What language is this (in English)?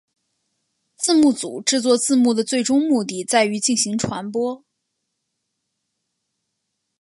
Chinese